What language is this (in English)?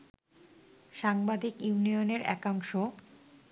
Bangla